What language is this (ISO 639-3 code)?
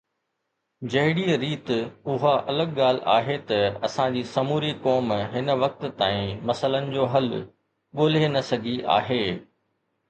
snd